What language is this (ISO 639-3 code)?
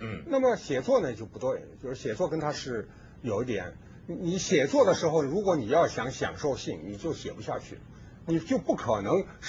zho